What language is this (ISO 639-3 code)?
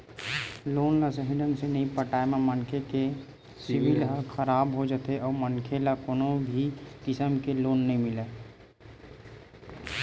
hne